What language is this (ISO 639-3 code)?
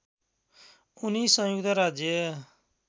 nep